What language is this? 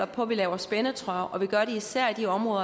Danish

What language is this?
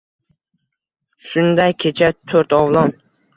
Uzbek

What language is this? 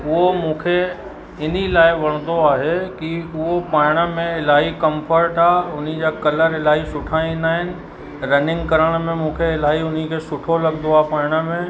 Sindhi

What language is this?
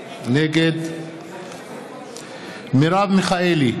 Hebrew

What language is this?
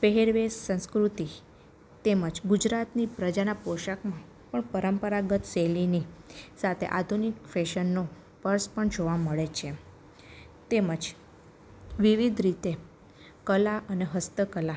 Gujarati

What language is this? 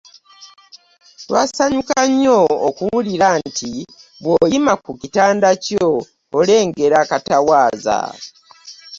Ganda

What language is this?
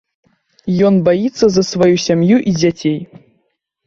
Belarusian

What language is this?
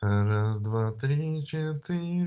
Russian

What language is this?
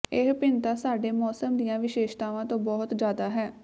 Punjabi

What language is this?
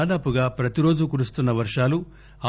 Telugu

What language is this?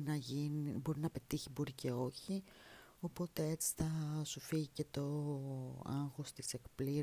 Greek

